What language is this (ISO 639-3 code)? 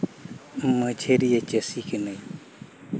sat